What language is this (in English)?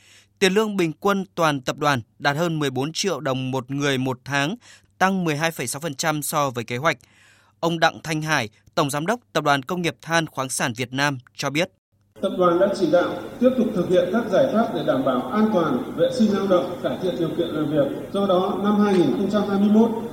Vietnamese